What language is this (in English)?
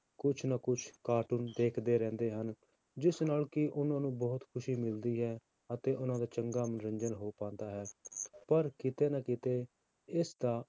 Punjabi